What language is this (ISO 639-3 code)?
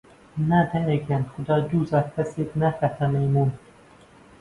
ckb